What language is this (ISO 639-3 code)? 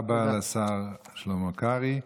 heb